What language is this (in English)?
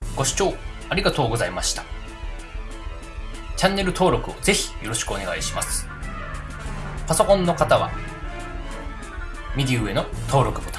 Japanese